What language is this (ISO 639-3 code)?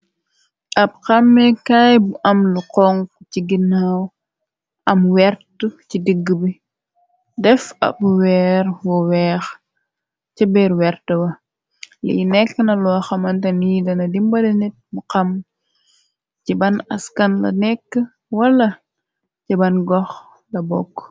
wol